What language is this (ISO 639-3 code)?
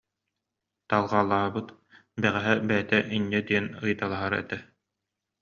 sah